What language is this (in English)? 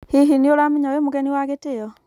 Kikuyu